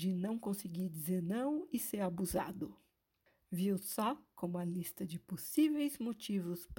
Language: Portuguese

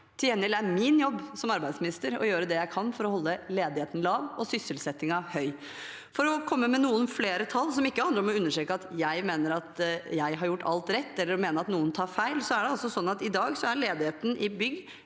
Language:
Norwegian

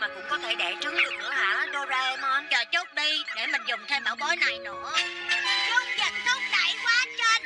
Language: Vietnamese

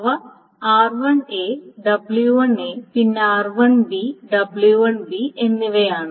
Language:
Malayalam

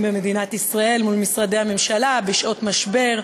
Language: Hebrew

